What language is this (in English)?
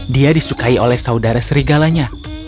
Indonesian